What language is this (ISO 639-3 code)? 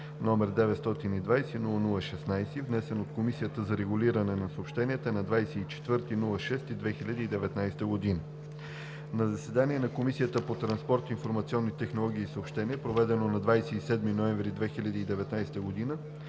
bul